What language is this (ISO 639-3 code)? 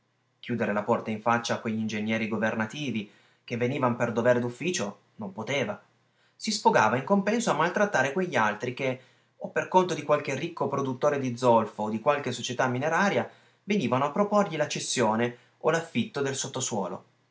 ita